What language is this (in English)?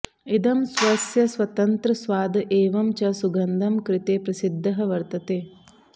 Sanskrit